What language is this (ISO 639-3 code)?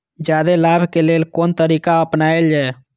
mai